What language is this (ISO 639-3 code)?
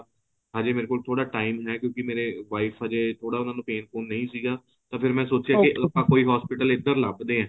pan